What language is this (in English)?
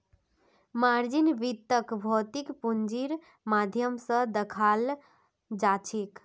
Magahi